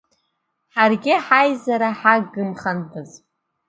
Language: Abkhazian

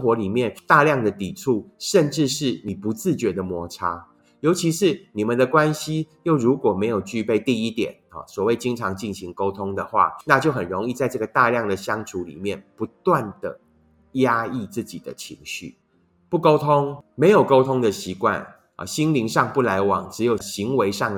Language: Chinese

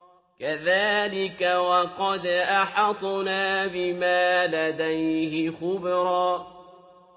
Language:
Arabic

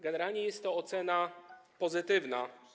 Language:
Polish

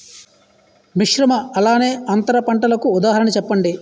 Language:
Telugu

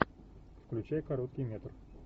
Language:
Russian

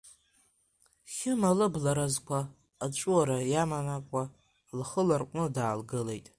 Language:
Abkhazian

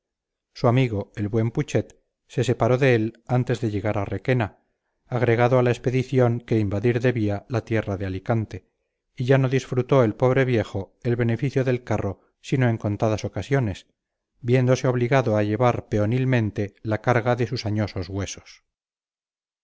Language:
Spanish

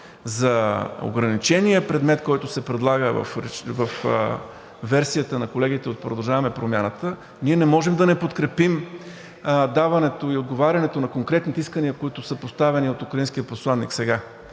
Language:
Bulgarian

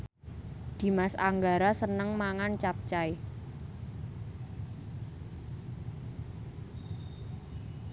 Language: Javanese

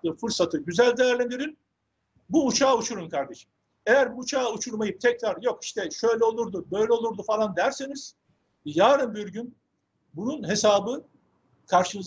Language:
Turkish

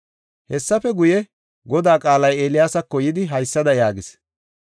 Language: Gofa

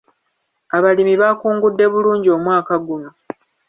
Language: Ganda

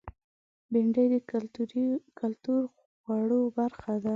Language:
Pashto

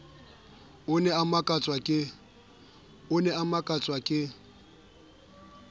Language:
Southern Sotho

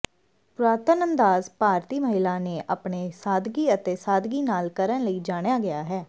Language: Punjabi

